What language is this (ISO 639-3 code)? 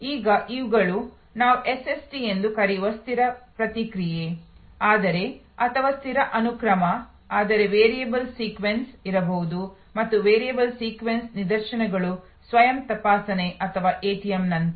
kan